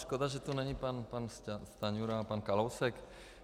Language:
Czech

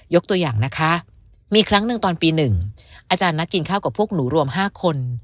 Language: Thai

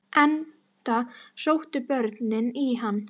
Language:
Icelandic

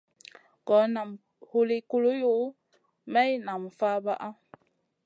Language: Masana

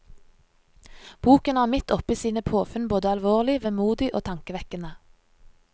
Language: Norwegian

